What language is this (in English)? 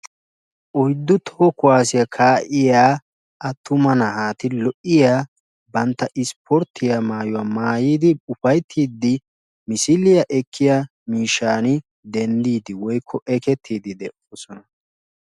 Wolaytta